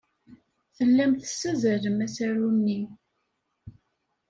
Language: Kabyle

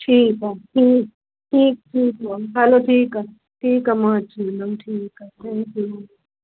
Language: Sindhi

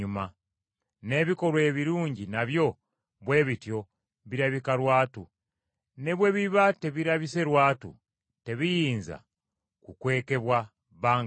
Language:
Ganda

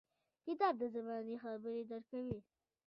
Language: Pashto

